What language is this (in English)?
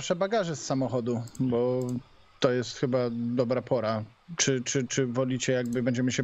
Polish